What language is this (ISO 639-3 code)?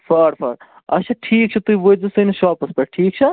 kas